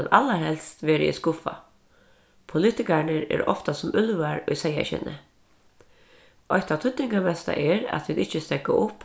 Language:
Faroese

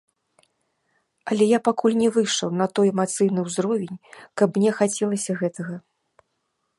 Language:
Belarusian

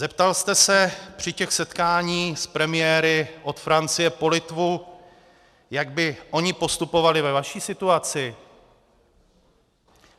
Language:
Czech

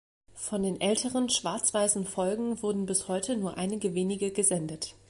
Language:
German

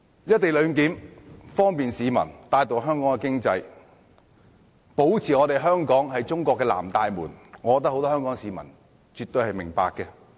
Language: Cantonese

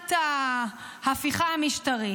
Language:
Hebrew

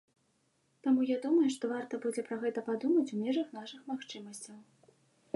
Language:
Belarusian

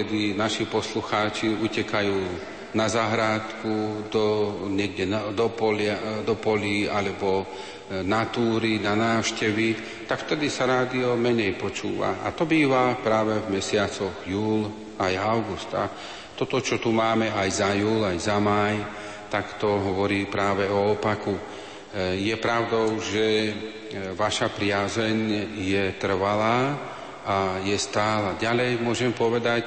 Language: Slovak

